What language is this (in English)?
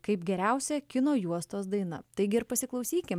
Lithuanian